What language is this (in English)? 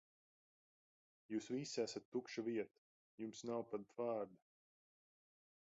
Latvian